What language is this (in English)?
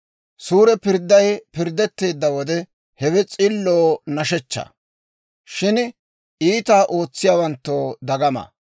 Dawro